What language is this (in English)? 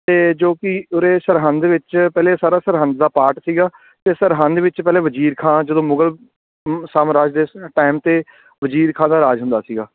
Punjabi